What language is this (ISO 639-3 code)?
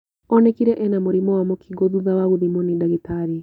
kik